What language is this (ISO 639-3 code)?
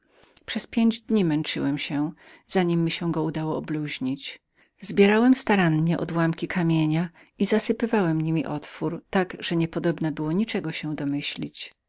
pol